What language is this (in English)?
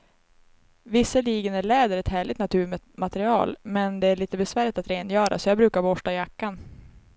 Swedish